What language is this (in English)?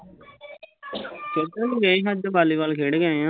Punjabi